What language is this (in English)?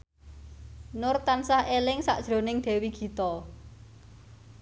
Javanese